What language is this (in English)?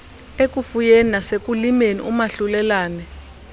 Xhosa